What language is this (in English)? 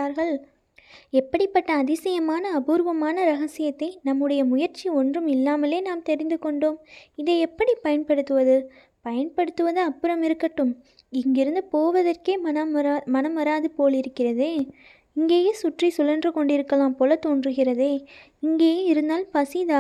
Tamil